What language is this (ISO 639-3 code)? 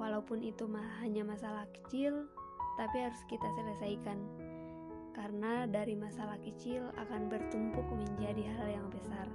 ind